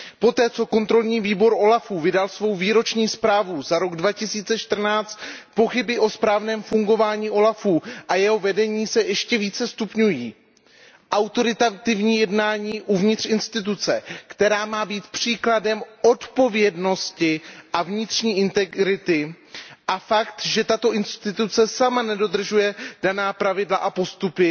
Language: Czech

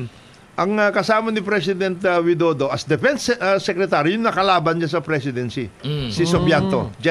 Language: Filipino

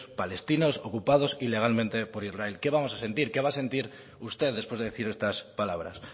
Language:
Spanish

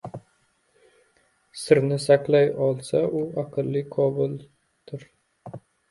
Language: Uzbek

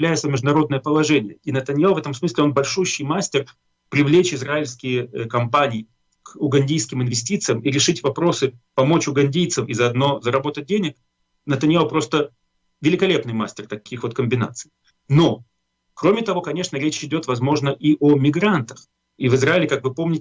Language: Russian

